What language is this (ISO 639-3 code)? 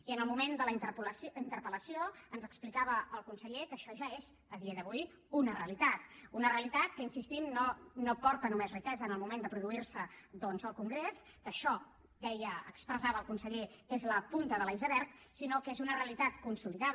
cat